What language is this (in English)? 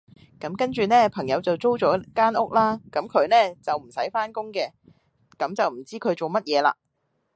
Cantonese